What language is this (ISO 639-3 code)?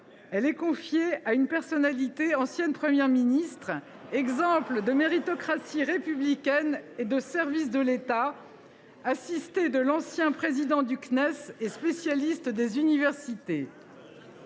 fra